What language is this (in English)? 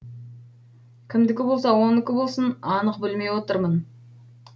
Kazakh